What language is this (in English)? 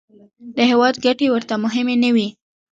Pashto